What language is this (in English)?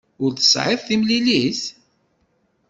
Kabyle